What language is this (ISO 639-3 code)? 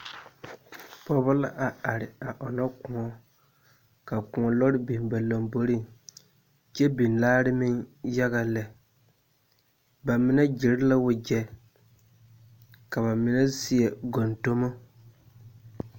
dga